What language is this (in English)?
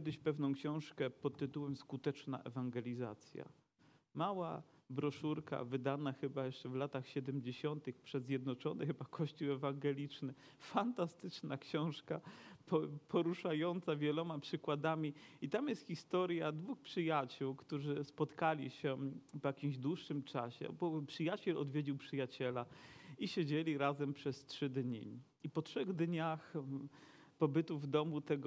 Polish